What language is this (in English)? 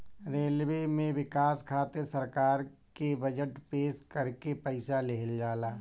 Bhojpuri